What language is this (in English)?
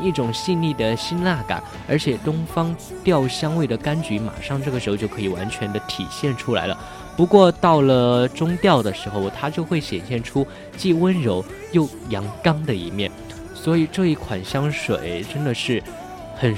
Chinese